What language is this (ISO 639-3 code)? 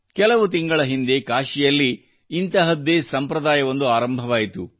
kan